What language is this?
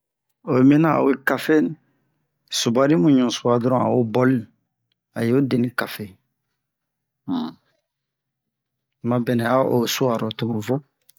Bomu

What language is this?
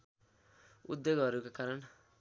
Nepali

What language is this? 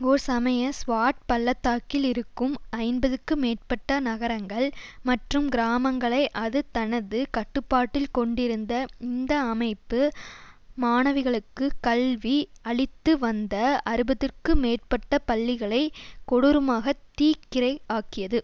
Tamil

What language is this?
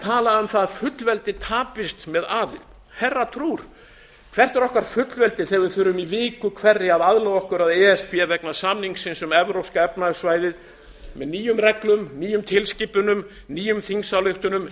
Icelandic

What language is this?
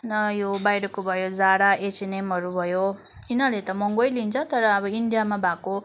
Nepali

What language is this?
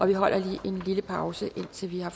Danish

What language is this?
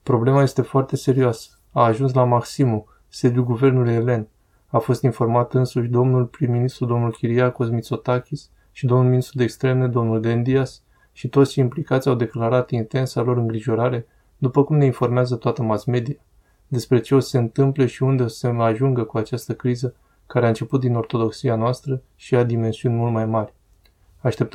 Romanian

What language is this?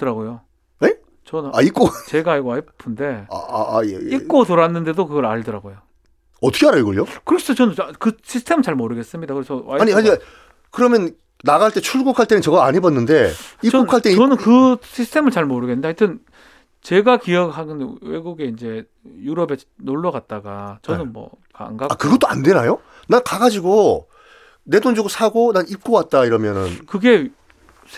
Korean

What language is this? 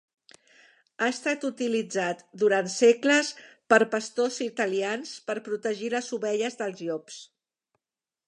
Catalan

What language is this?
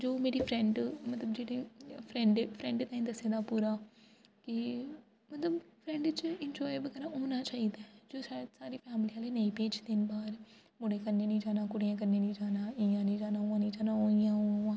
Dogri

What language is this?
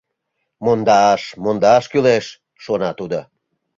Mari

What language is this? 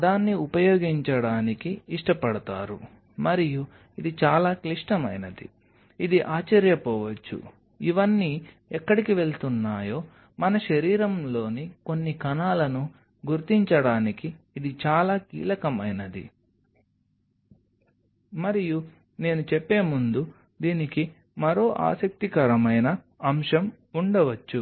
Telugu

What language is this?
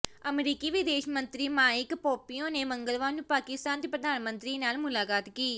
Punjabi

